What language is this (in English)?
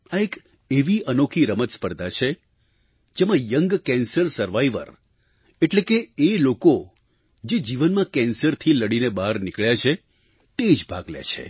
Gujarati